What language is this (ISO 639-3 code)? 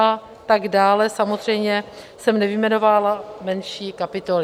ces